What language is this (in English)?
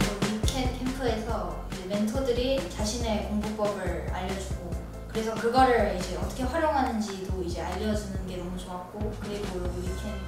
Korean